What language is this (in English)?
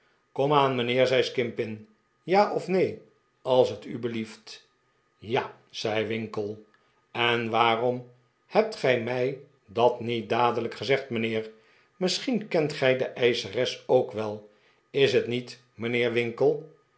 Dutch